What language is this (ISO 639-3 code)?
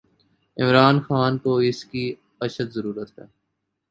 urd